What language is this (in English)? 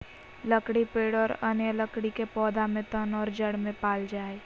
Magahi